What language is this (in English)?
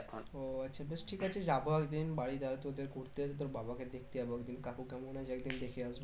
Bangla